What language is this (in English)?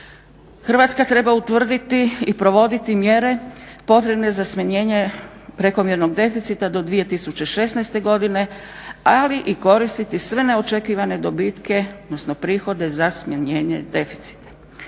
Croatian